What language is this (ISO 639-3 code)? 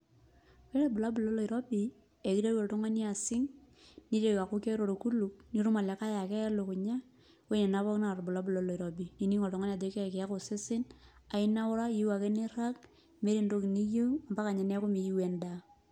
mas